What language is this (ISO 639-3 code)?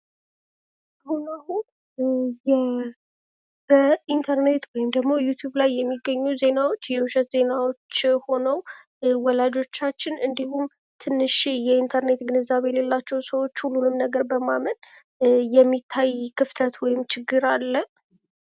amh